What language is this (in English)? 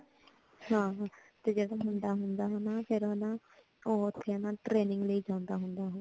Punjabi